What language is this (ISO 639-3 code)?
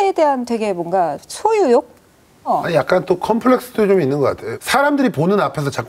kor